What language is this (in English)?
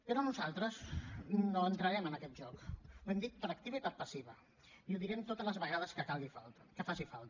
Catalan